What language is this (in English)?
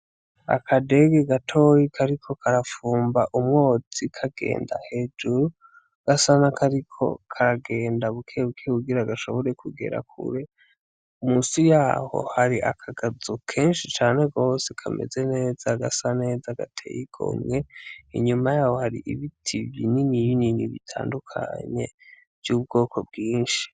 Rundi